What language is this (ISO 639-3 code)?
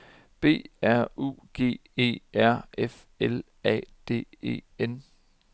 dan